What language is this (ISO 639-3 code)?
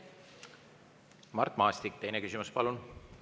est